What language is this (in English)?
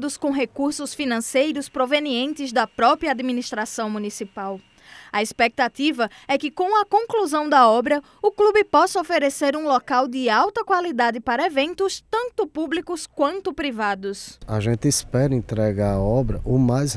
Portuguese